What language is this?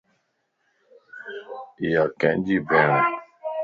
Lasi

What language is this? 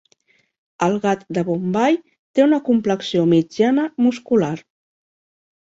Catalan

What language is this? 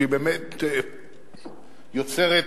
Hebrew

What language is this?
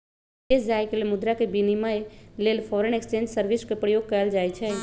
Magahi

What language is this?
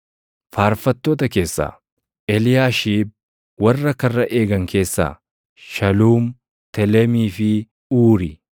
Oromo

